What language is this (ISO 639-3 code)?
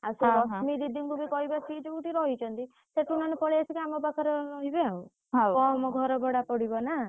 ori